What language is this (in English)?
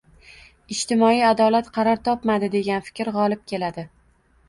Uzbek